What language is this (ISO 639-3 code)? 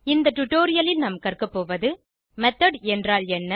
tam